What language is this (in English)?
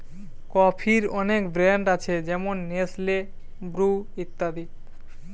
Bangla